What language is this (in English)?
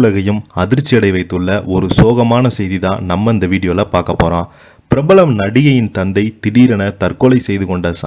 Tamil